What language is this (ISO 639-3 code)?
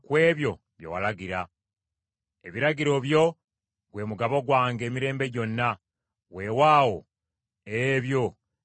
lug